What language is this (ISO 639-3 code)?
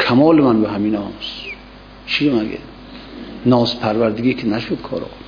fas